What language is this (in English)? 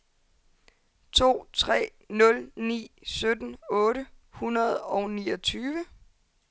Danish